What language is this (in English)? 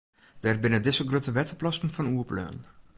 Western Frisian